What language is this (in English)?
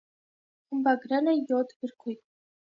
Armenian